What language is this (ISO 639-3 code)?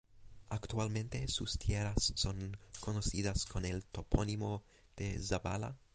spa